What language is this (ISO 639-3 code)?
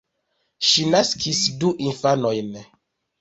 epo